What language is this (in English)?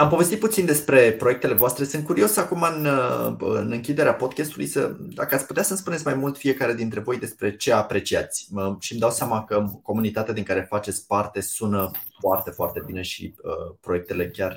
Romanian